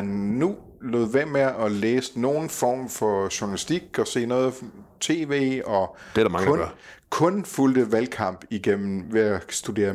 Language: Danish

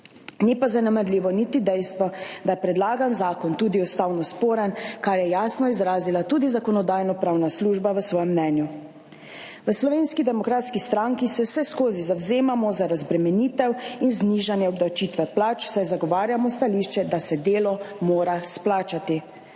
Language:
Slovenian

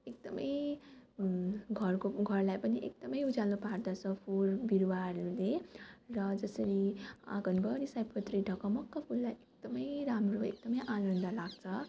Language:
Nepali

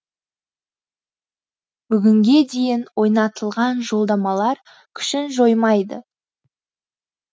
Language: Kazakh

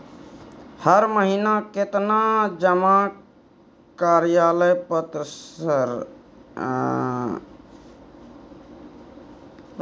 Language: Maithili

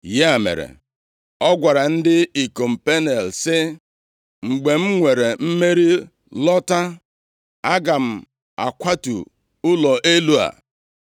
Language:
Igbo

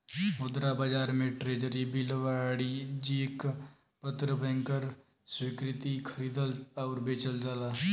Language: Bhojpuri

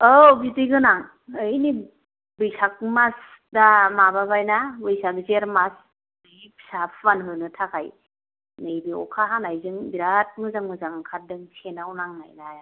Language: Bodo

